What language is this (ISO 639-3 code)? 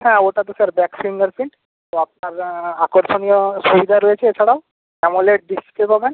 ben